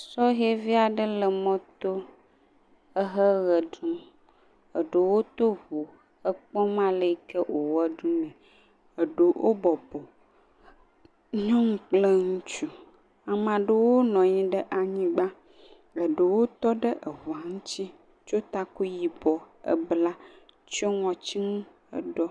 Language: Ewe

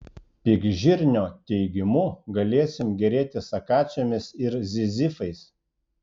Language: Lithuanian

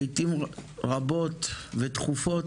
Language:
Hebrew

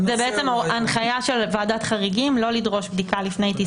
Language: Hebrew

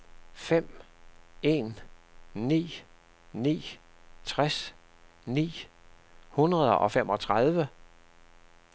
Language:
Danish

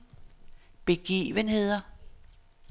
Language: Danish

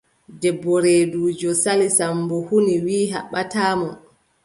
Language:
Adamawa Fulfulde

